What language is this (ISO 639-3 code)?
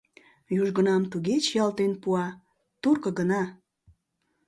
chm